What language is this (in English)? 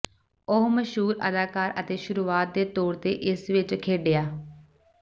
Punjabi